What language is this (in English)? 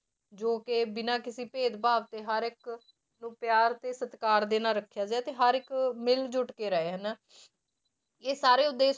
Punjabi